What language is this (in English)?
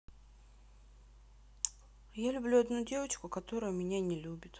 Russian